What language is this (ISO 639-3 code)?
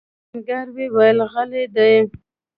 pus